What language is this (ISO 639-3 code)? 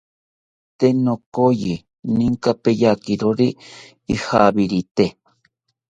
cpy